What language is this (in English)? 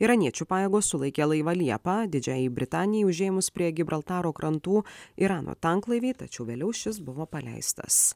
Lithuanian